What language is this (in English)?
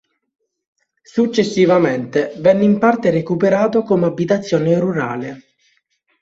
Italian